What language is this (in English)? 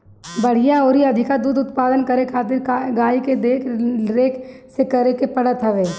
Bhojpuri